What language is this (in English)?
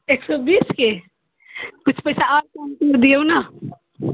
Maithili